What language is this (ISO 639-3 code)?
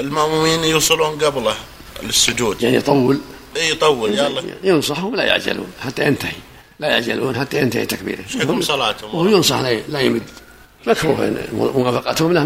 ara